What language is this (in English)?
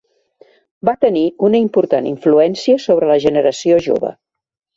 Catalan